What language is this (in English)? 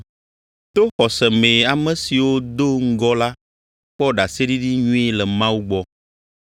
Ewe